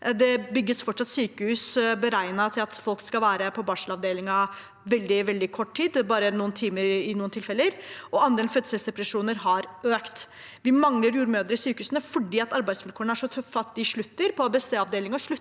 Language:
Norwegian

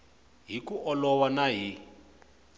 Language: Tsonga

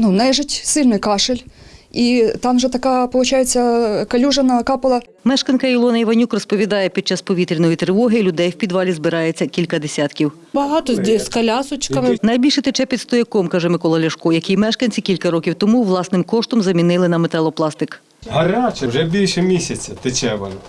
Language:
Ukrainian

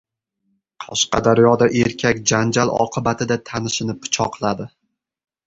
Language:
Uzbek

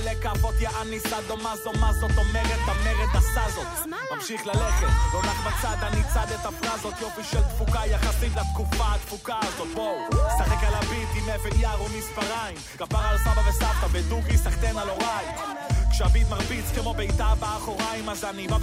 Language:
Hebrew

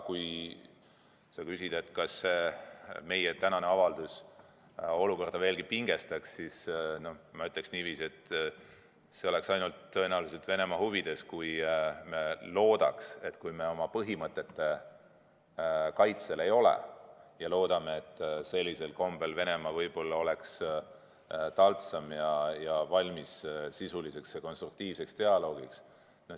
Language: Estonian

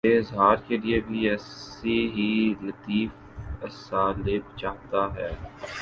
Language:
Urdu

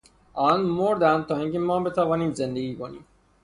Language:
Persian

